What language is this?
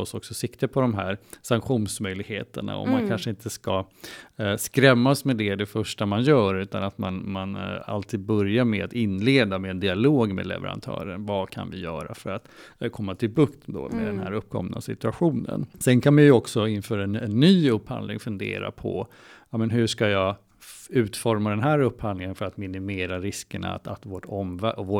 Swedish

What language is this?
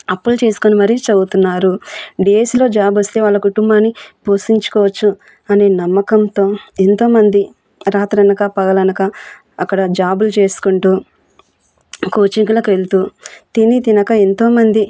Telugu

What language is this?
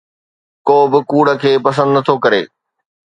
Sindhi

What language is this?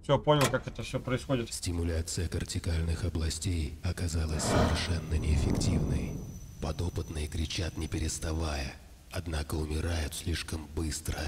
Russian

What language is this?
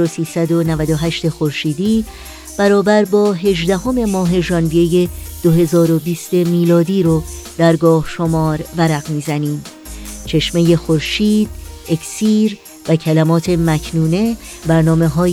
Persian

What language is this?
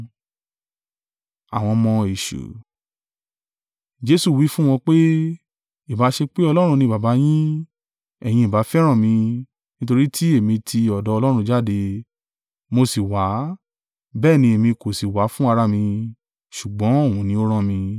Yoruba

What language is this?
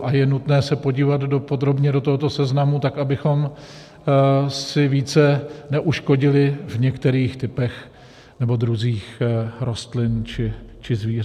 Czech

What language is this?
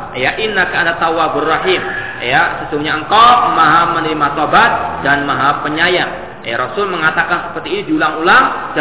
Malay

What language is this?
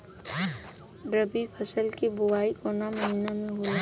Bhojpuri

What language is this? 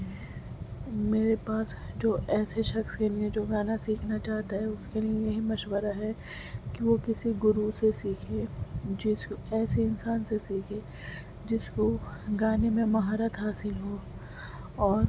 Urdu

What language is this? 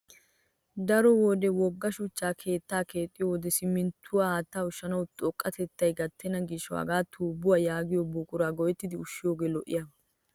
Wolaytta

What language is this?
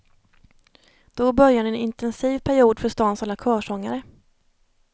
Swedish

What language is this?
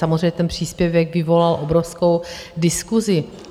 Czech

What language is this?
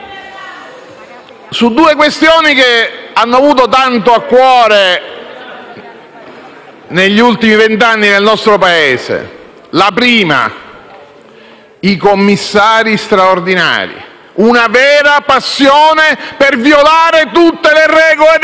Italian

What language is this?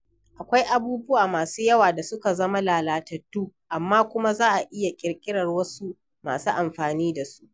Hausa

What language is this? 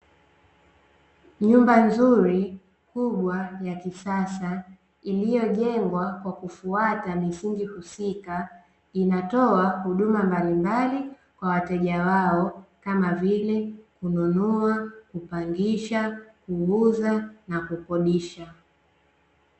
Swahili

